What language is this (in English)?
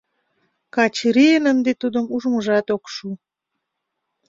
Mari